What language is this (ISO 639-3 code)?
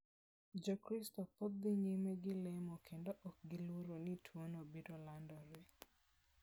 luo